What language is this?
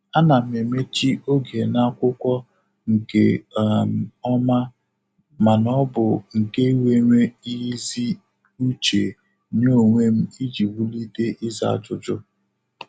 Igbo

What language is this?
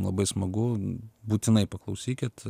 Lithuanian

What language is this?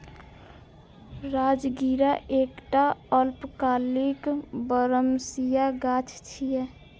Maithili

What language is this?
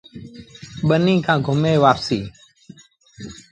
Sindhi Bhil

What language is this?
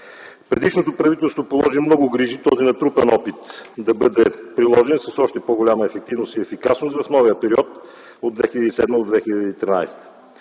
Bulgarian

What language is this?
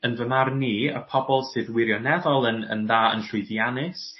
Welsh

